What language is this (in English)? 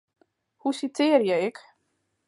Western Frisian